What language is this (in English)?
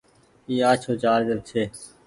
Goaria